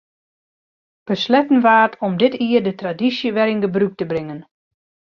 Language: Western Frisian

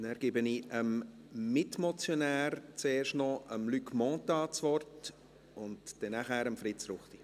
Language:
Swiss German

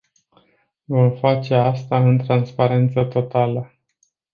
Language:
Romanian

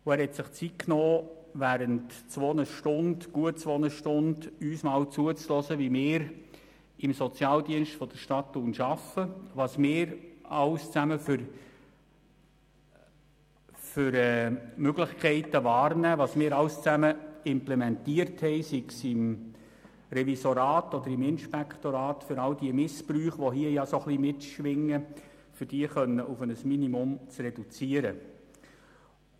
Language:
Swiss German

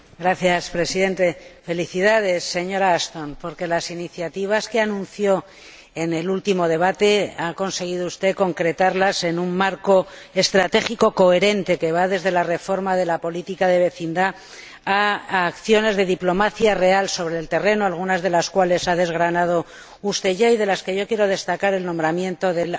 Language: Spanish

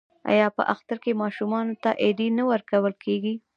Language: Pashto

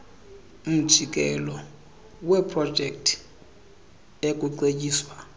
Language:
Xhosa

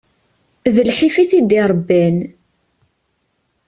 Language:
Kabyle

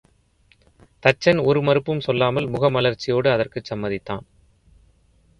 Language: Tamil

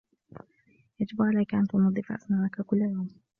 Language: Arabic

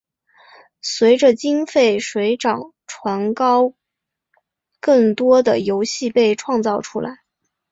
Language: Chinese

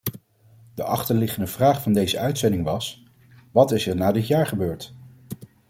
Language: Dutch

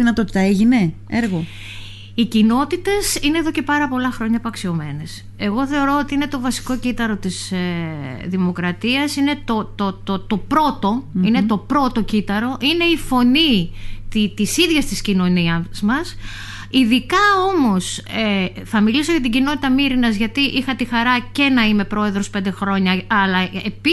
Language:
Greek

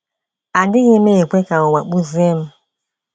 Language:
Igbo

